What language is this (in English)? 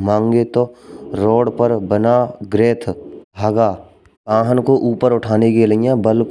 Braj